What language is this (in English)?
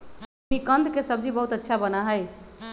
Magahi